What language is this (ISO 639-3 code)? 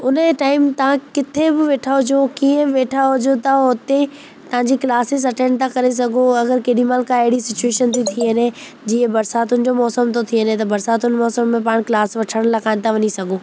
snd